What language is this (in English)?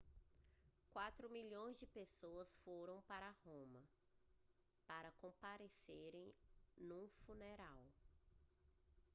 Portuguese